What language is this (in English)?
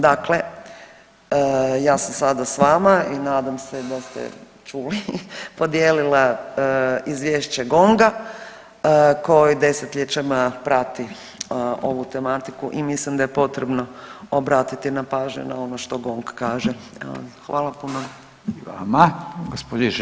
Croatian